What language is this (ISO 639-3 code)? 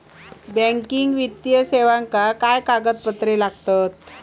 mar